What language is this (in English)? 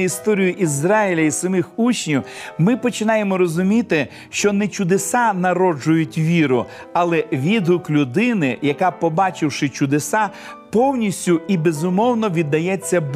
Ukrainian